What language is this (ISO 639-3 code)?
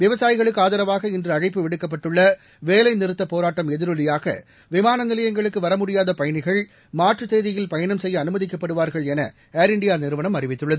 tam